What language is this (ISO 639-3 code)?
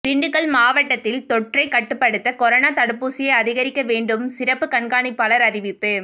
tam